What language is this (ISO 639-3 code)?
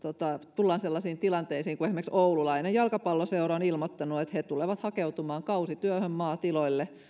fin